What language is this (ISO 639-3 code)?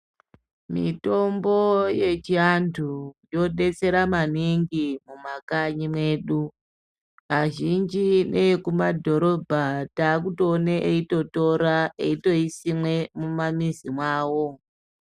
ndc